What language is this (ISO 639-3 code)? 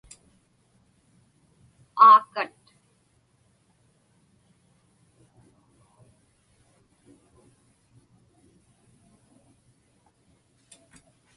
ipk